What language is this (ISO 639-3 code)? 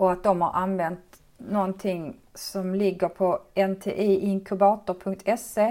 swe